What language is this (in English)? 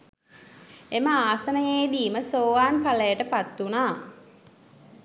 Sinhala